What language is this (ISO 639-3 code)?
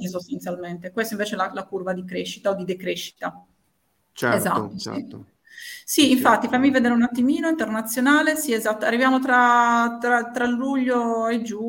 ita